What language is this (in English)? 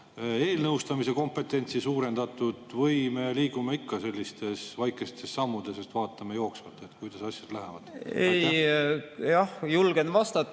Estonian